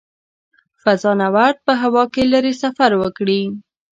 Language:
Pashto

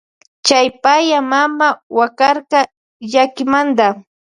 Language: Loja Highland Quichua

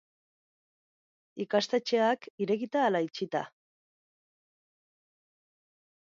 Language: Basque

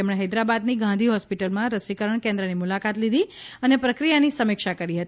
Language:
Gujarati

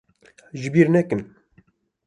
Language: Kurdish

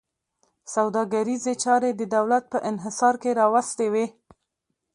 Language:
Pashto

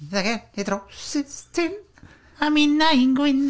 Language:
Welsh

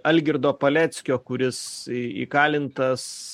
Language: Lithuanian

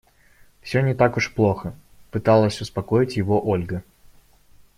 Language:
Russian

